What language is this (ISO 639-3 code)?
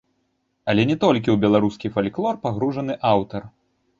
bel